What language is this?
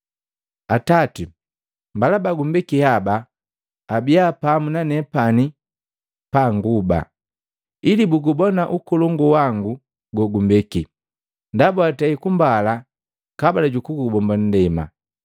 Matengo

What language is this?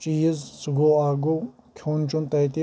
Kashmiri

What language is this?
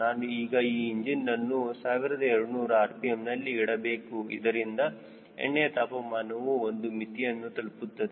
Kannada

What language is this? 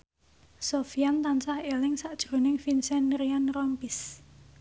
Javanese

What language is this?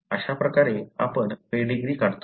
Marathi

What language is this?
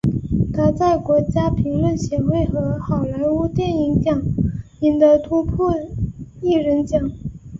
Chinese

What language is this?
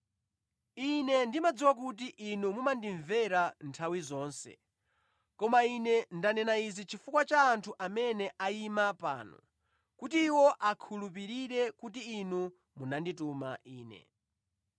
Nyanja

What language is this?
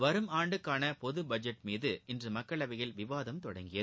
Tamil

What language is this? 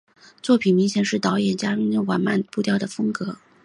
Chinese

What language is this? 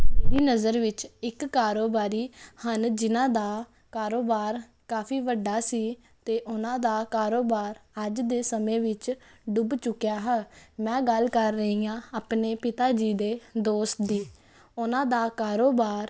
Punjabi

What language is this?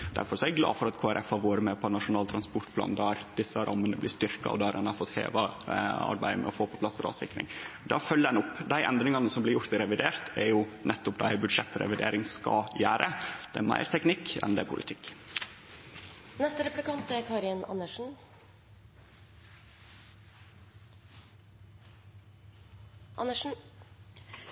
Norwegian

